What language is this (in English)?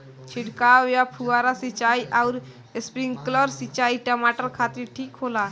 Bhojpuri